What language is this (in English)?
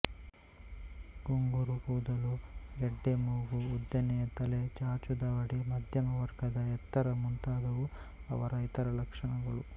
Kannada